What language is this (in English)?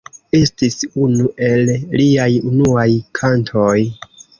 Esperanto